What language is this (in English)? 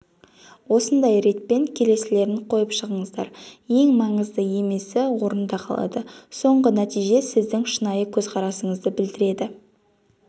Kazakh